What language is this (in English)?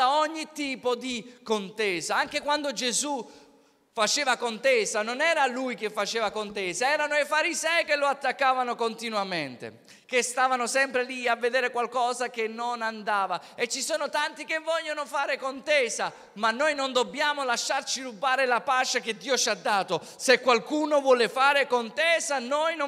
Italian